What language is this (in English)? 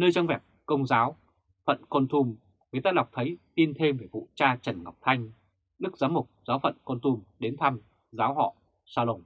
Vietnamese